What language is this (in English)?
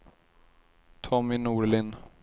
Swedish